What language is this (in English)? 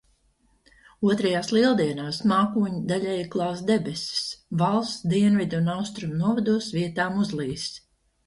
Latvian